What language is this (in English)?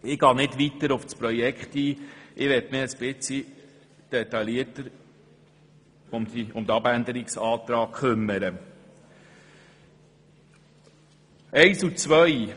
Swiss German